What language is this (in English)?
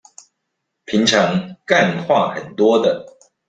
Chinese